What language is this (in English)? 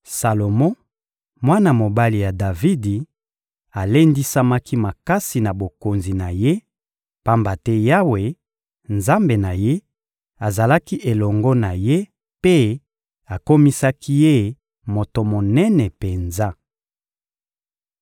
Lingala